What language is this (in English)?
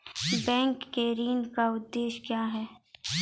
Maithili